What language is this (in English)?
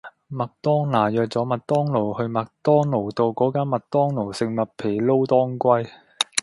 Cantonese